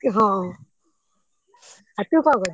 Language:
Odia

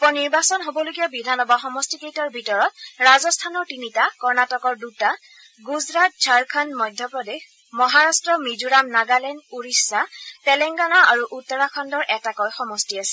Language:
Assamese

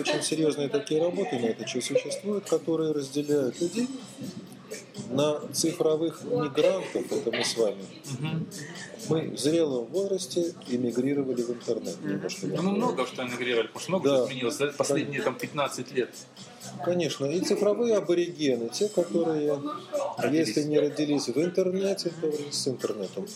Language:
Russian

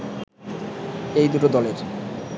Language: Bangla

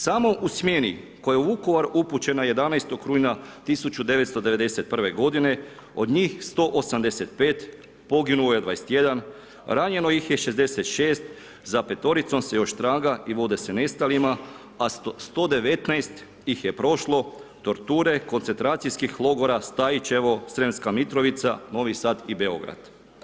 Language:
Croatian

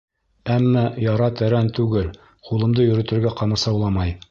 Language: Bashkir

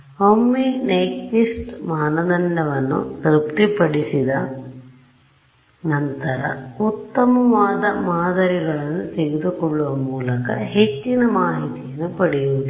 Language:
Kannada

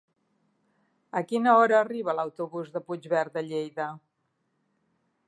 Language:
Catalan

